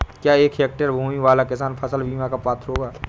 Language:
Hindi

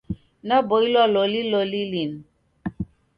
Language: Taita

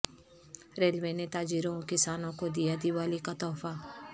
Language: Urdu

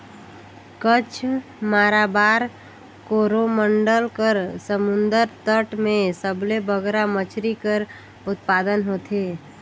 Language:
Chhattisgarhi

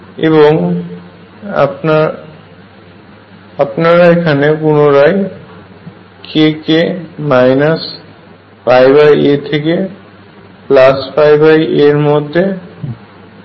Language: Bangla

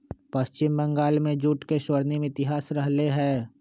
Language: Magahi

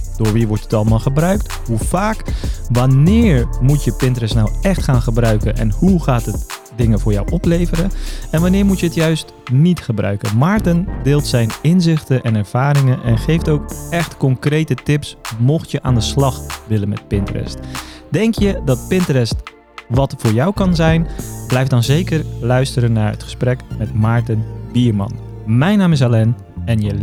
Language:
Dutch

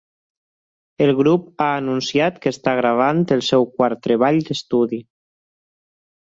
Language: Catalan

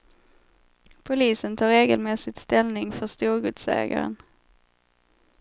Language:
Swedish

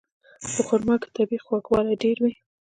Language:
Pashto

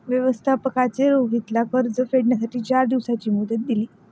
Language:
Marathi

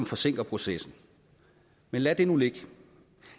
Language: Danish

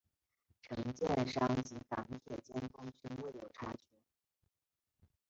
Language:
Chinese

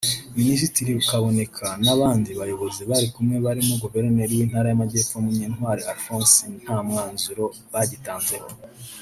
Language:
Kinyarwanda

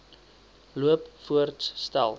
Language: Afrikaans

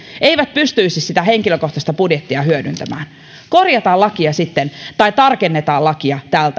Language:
Finnish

